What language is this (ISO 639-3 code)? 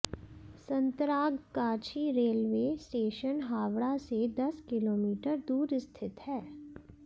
hin